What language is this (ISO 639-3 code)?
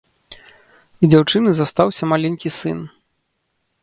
bel